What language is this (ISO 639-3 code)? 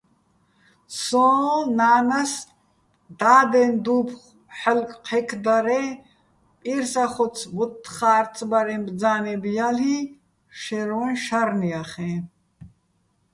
bbl